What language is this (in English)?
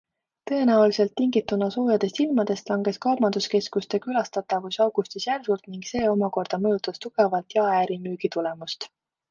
Estonian